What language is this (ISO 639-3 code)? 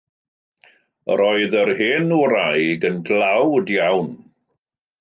cym